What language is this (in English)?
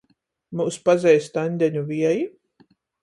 Latgalian